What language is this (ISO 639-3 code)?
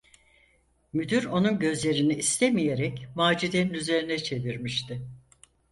tur